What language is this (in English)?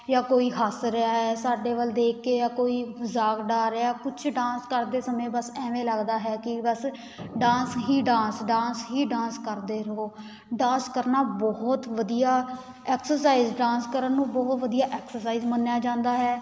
Punjabi